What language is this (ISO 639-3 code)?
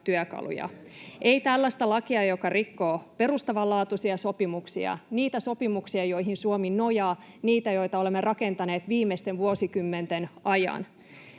fin